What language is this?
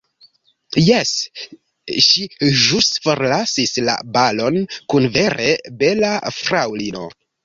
Esperanto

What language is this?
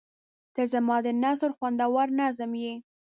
Pashto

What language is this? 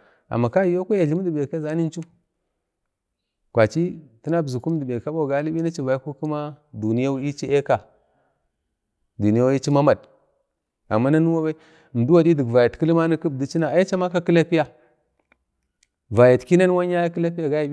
Bade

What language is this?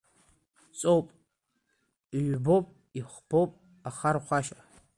Abkhazian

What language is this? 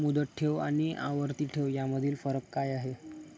Marathi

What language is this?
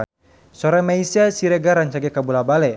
Sundanese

